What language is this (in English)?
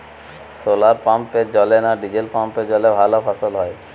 Bangla